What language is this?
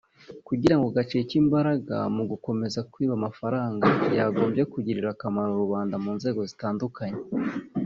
Kinyarwanda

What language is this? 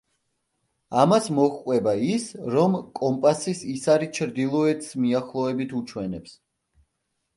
Georgian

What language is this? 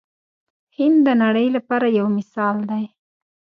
Pashto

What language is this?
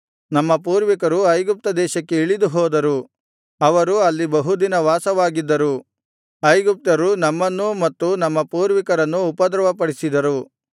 Kannada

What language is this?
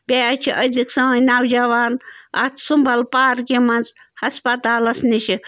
Kashmiri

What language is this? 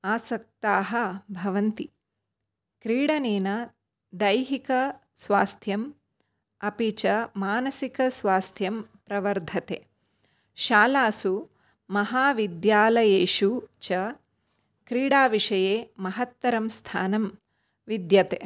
Sanskrit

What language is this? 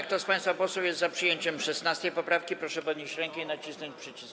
Polish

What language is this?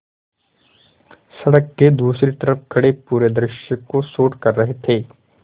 Hindi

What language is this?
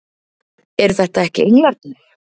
Icelandic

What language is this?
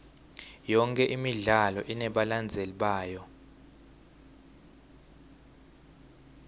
Swati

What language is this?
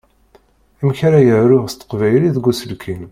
Kabyle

